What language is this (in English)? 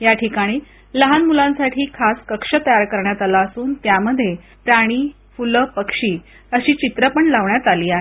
Marathi